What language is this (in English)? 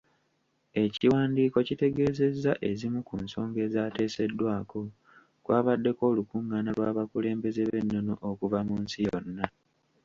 Ganda